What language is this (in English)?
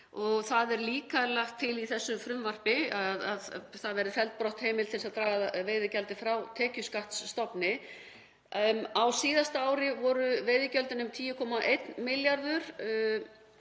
Icelandic